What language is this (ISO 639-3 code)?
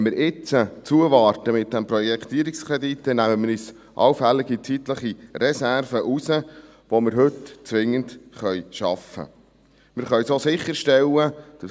gsw